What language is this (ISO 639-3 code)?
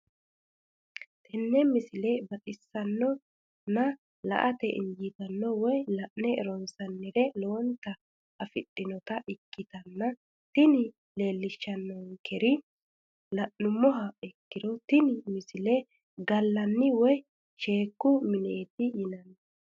sid